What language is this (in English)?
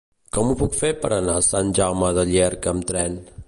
Catalan